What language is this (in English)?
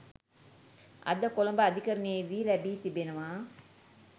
Sinhala